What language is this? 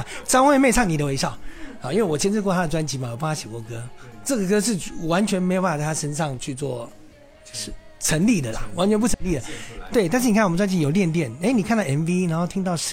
Chinese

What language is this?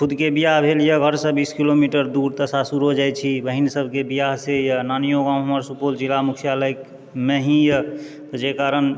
Maithili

